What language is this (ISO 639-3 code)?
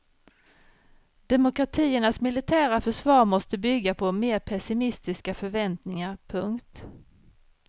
swe